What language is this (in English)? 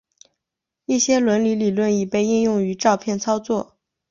Chinese